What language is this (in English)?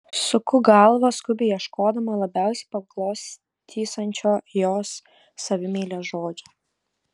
Lithuanian